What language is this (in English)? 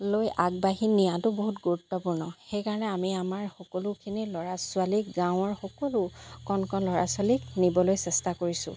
Assamese